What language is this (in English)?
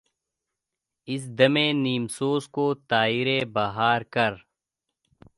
Urdu